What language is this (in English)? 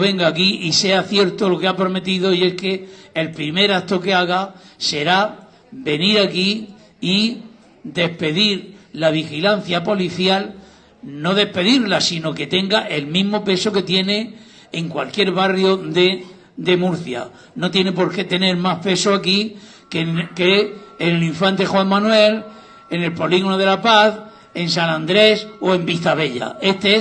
Spanish